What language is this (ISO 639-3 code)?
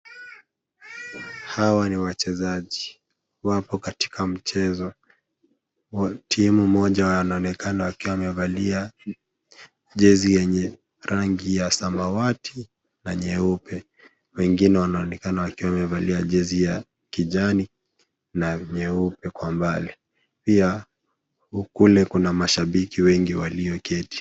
swa